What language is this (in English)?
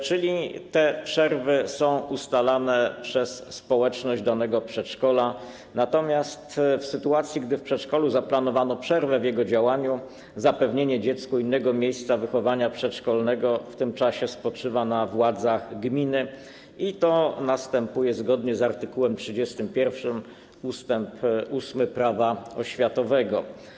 Polish